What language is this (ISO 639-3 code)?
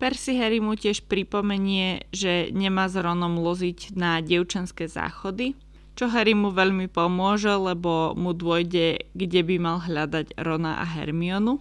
slk